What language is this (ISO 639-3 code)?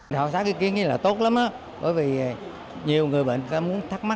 vie